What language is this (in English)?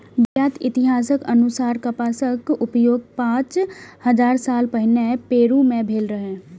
Maithili